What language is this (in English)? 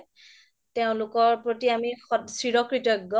Assamese